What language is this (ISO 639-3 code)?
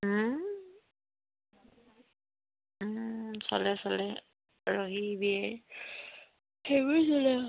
asm